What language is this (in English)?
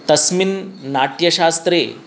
Sanskrit